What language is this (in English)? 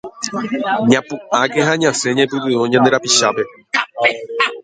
Guarani